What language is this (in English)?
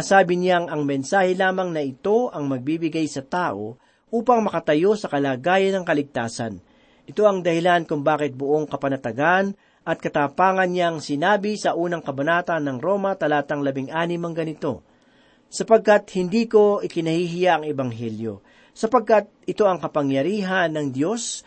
Filipino